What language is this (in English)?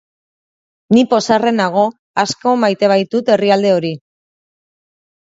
Basque